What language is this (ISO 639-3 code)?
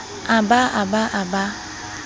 sot